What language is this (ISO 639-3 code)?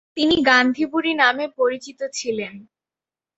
ben